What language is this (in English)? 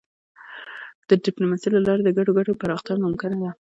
Pashto